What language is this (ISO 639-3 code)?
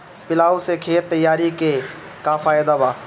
bho